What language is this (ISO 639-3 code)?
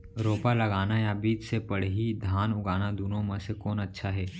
hne